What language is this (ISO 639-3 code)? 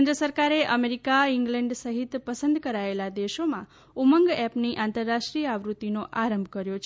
guj